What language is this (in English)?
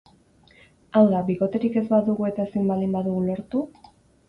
Basque